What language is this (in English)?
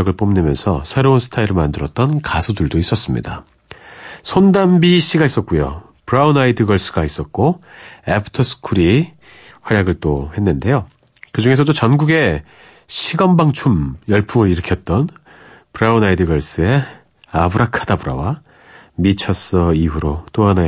Korean